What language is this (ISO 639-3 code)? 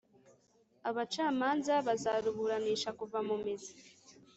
kin